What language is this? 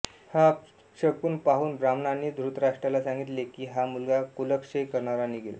Marathi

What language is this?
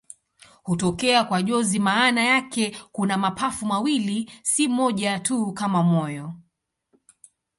Swahili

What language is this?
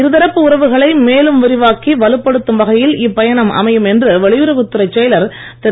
Tamil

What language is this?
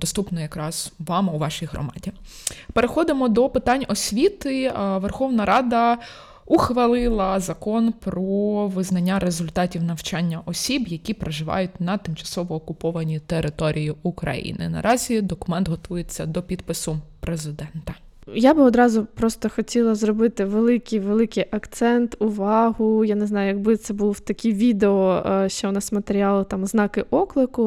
Ukrainian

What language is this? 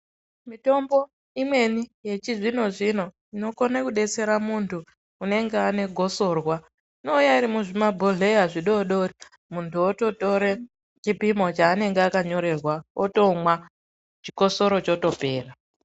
Ndau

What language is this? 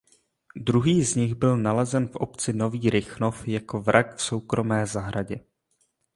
Czech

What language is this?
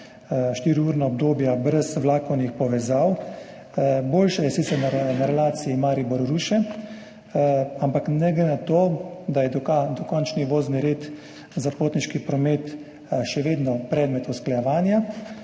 Slovenian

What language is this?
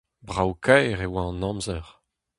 Breton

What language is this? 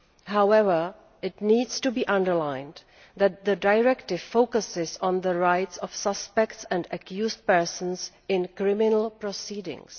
English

